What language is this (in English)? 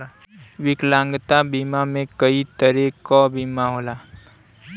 Bhojpuri